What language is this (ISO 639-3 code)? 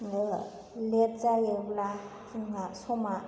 brx